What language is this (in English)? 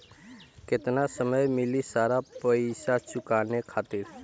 Bhojpuri